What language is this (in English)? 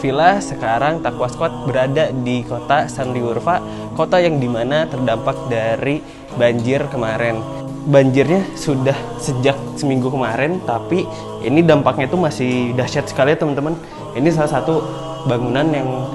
Indonesian